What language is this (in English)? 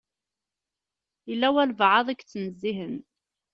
Kabyle